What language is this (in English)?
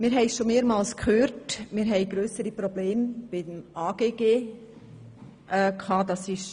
Swiss German